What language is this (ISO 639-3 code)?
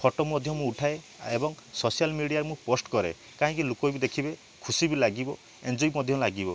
ori